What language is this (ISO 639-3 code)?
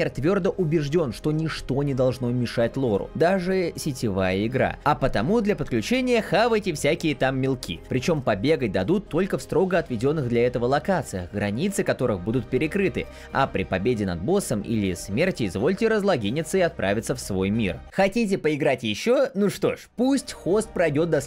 rus